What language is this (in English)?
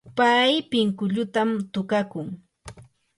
Yanahuanca Pasco Quechua